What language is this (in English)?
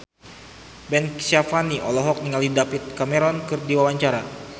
Sundanese